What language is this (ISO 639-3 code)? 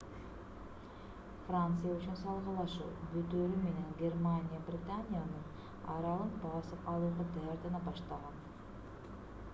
kir